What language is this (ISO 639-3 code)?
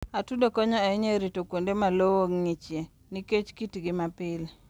luo